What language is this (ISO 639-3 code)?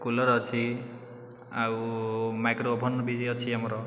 ori